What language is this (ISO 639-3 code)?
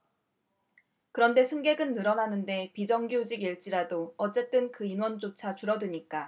kor